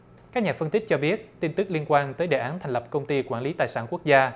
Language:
Vietnamese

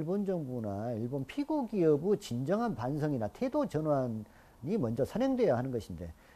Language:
Korean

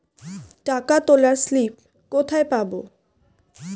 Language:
Bangla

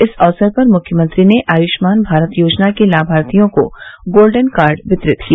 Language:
Hindi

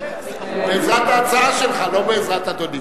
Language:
Hebrew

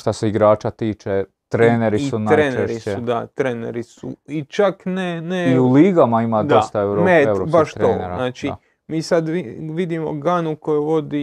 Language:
Croatian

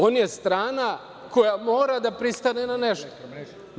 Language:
Serbian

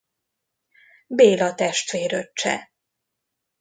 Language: Hungarian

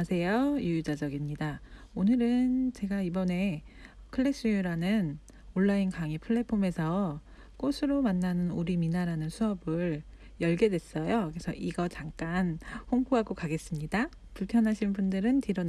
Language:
Korean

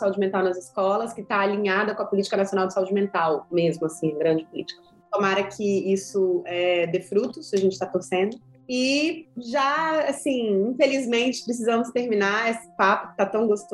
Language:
Portuguese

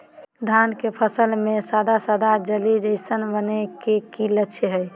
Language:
Magahi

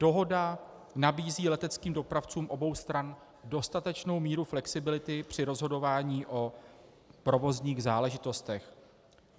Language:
Czech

